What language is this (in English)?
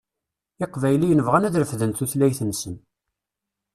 Kabyle